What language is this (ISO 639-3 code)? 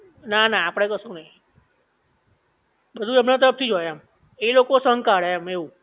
guj